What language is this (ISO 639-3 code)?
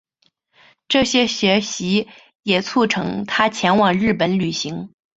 zho